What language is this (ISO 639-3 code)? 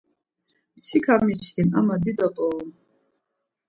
lzz